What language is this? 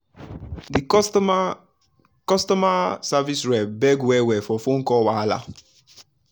Nigerian Pidgin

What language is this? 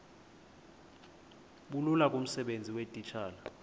Xhosa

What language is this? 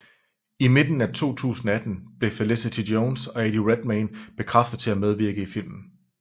Danish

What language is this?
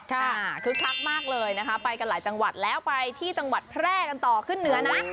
Thai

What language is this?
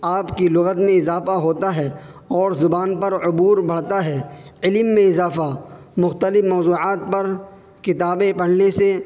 Urdu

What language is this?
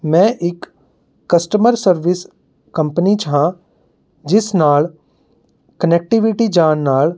Punjabi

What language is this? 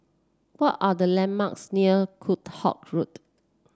English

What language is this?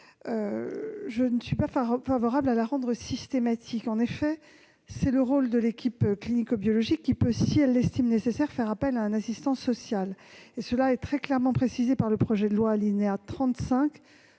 French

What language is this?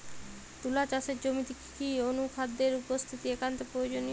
Bangla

